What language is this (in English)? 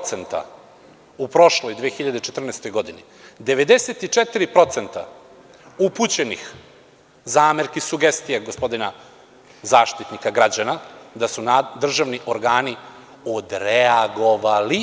Serbian